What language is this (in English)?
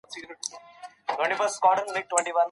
Pashto